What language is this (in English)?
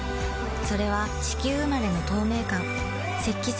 Japanese